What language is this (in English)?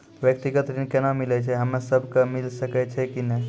Maithili